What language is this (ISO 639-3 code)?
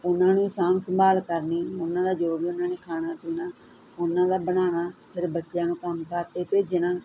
pan